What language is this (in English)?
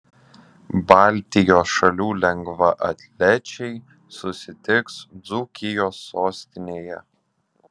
Lithuanian